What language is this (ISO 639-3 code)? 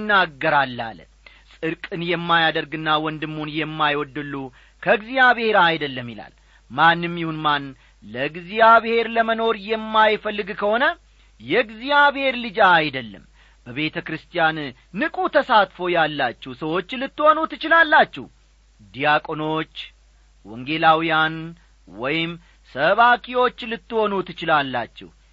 amh